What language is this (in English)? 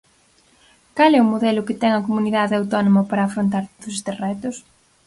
Galician